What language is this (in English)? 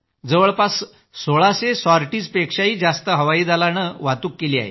Marathi